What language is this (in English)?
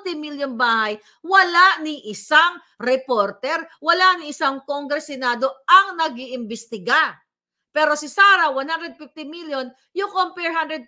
Filipino